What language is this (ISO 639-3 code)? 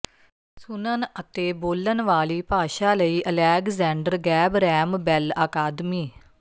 pan